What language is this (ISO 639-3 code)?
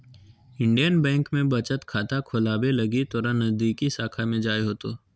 mag